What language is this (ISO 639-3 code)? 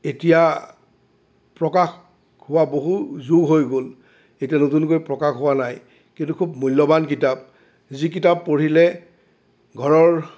asm